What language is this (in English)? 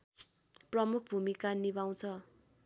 Nepali